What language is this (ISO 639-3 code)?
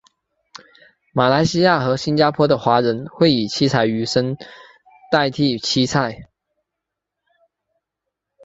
zho